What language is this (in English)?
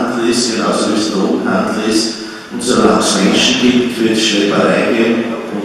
German